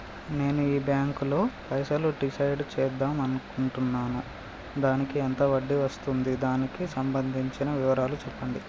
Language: Telugu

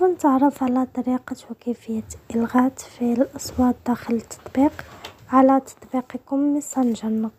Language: Arabic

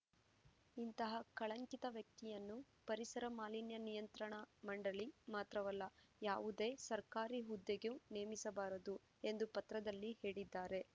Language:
Kannada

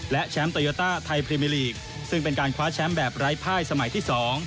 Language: Thai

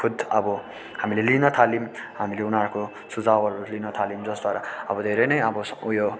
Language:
Nepali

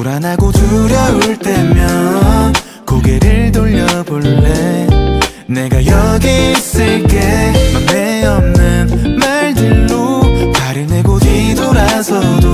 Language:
Korean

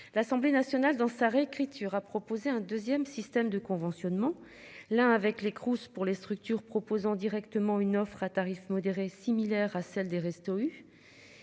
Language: French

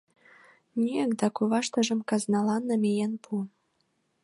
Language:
Mari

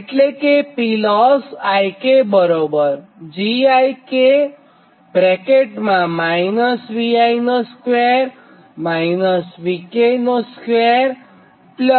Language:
Gujarati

